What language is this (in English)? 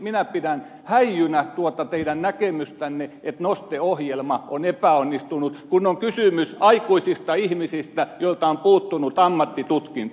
Finnish